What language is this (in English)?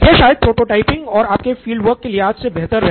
Hindi